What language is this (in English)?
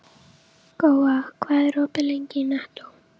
Icelandic